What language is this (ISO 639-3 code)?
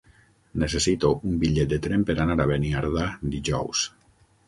cat